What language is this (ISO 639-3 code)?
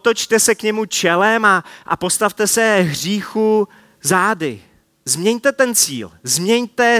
ces